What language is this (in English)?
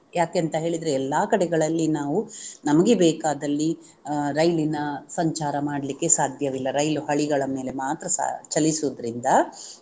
Kannada